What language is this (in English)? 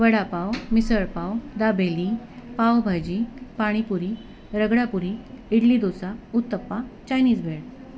Marathi